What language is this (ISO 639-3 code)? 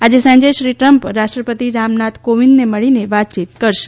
guj